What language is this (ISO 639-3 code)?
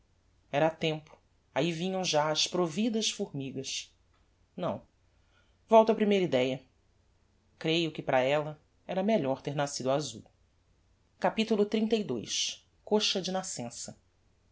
por